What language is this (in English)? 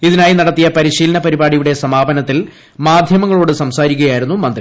Malayalam